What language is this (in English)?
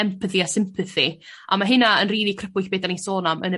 Welsh